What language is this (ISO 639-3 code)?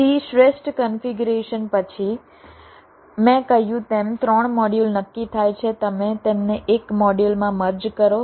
guj